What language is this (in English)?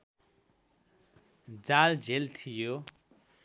Nepali